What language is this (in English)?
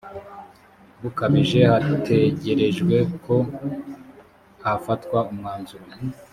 Kinyarwanda